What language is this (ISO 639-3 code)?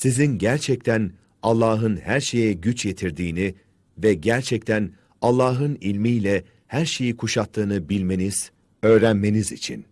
tur